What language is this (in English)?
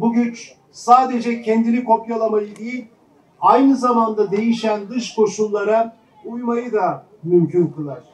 Turkish